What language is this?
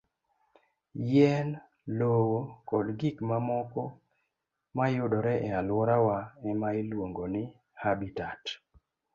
Luo (Kenya and Tanzania)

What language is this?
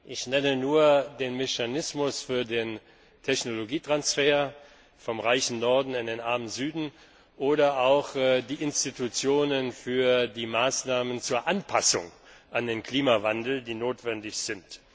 German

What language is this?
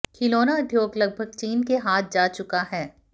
Hindi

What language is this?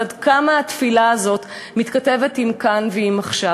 Hebrew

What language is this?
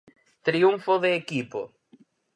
Galician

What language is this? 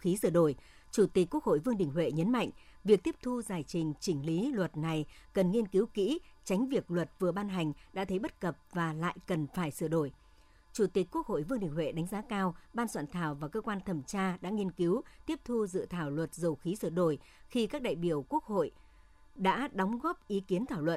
Vietnamese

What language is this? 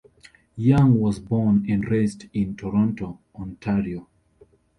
English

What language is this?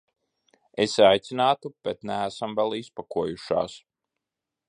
Latvian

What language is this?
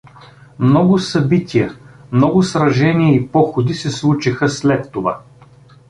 Bulgarian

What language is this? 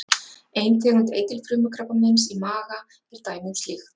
Icelandic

